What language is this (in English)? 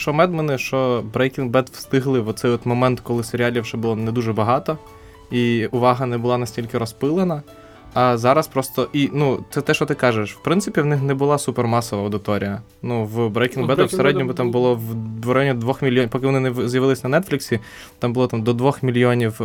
Ukrainian